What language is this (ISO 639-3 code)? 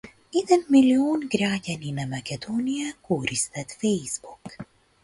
mkd